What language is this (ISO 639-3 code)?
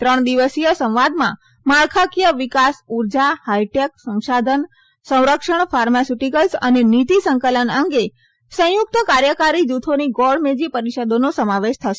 guj